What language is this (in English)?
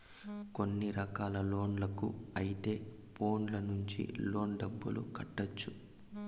Telugu